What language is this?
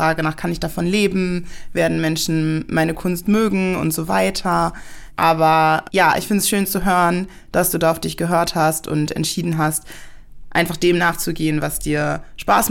German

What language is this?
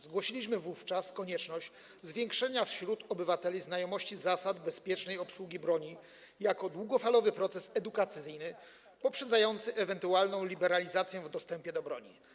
Polish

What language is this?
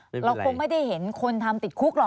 Thai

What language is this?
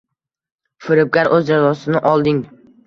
Uzbek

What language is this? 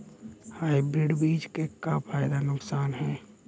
Bhojpuri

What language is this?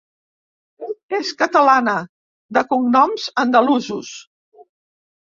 Catalan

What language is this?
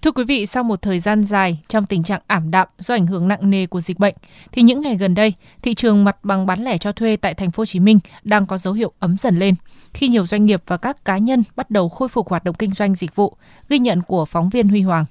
Vietnamese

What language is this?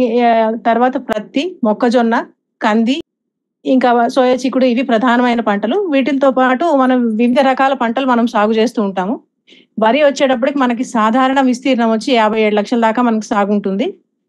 Telugu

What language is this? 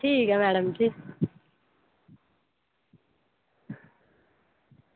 Dogri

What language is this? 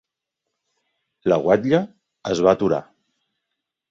Catalan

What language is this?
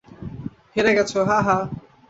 Bangla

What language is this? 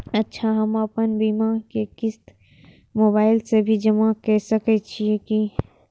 Maithili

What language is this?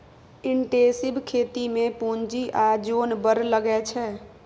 Maithili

